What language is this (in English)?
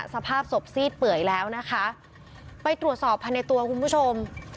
Thai